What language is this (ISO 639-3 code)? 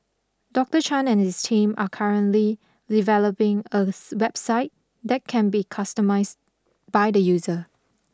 eng